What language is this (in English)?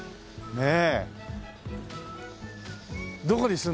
Japanese